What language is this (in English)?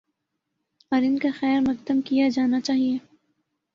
Urdu